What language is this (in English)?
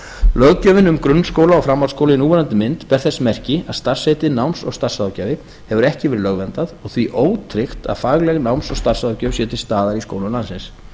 Icelandic